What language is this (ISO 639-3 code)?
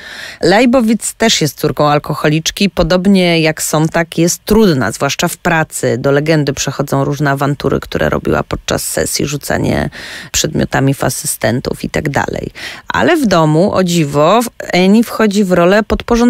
pol